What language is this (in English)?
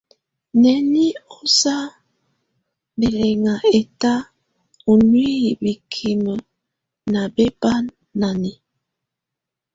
Tunen